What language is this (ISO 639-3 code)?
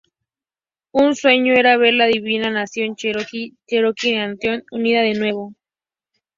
spa